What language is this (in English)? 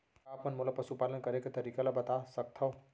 Chhattisgarhi